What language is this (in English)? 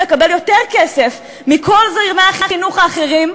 Hebrew